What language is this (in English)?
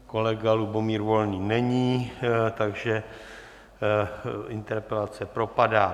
Czech